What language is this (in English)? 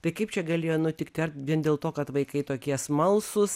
Lithuanian